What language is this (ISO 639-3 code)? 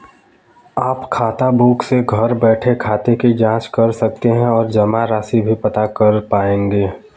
hin